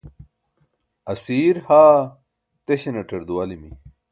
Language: Burushaski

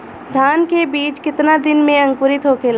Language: Bhojpuri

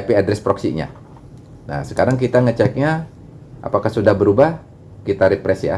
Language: Indonesian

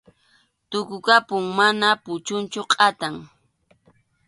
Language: Arequipa-La Unión Quechua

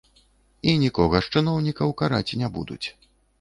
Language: Belarusian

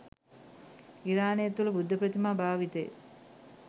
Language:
Sinhala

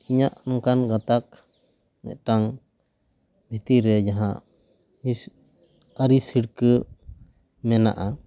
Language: Santali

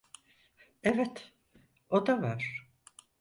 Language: Turkish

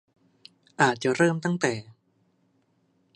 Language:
Thai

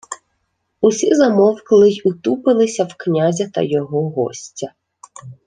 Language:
Ukrainian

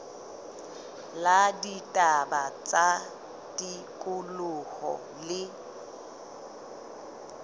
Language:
Southern Sotho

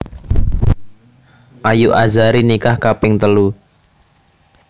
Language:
Javanese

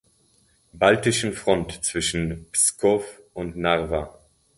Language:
German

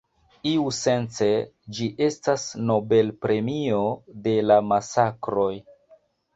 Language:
Esperanto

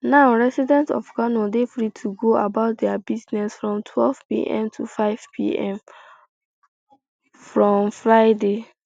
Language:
Nigerian Pidgin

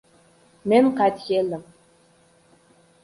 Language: Uzbek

